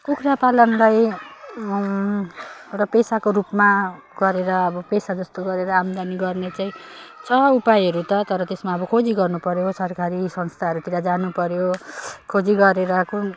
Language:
Nepali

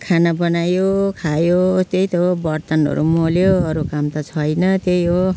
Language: Nepali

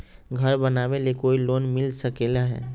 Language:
Magahi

